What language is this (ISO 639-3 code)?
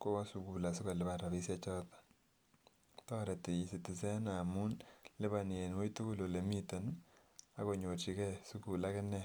kln